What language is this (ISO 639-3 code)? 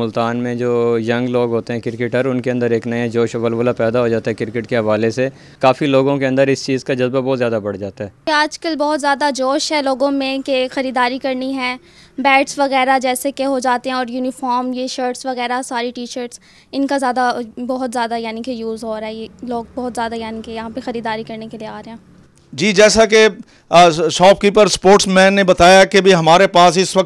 hin